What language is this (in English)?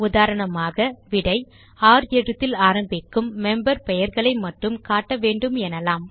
Tamil